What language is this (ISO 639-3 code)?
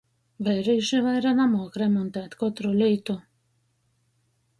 ltg